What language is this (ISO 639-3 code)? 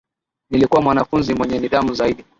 swa